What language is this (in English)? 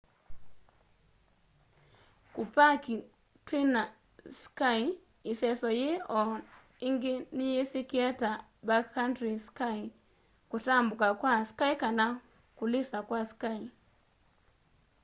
Kamba